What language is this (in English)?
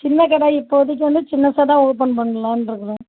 Tamil